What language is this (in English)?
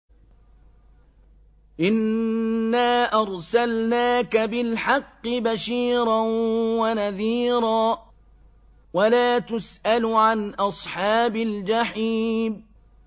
Arabic